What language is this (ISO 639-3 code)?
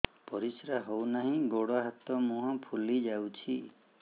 ori